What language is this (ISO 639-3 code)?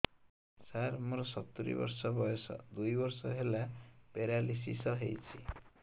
ori